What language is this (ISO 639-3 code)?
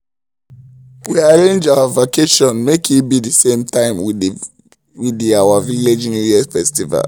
pcm